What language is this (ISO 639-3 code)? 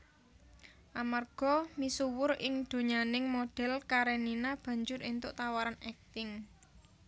jav